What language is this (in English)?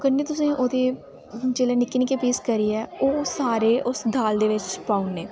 Dogri